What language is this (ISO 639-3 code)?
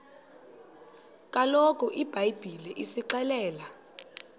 xho